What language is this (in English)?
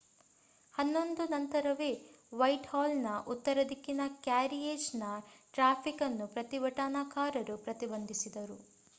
Kannada